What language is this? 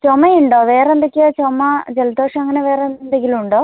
Malayalam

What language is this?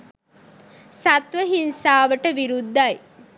Sinhala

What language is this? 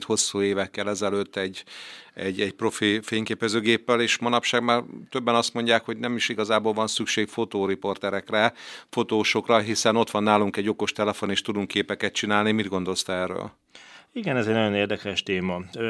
Hungarian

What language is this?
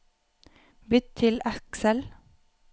Norwegian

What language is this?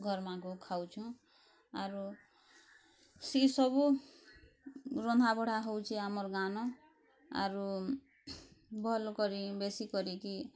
Odia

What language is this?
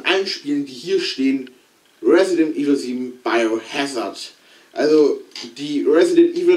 German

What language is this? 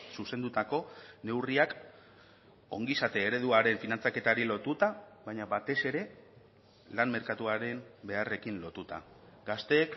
Basque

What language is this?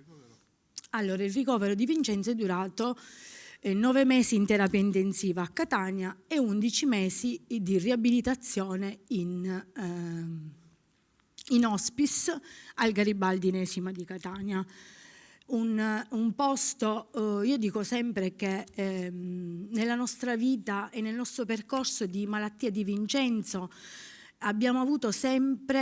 Italian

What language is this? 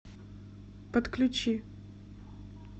Russian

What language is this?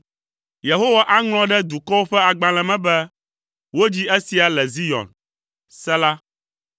Ewe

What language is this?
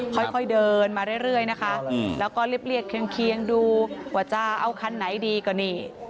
Thai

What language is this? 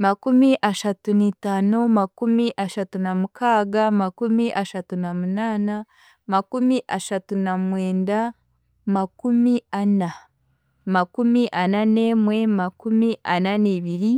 Chiga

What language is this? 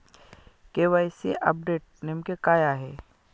Marathi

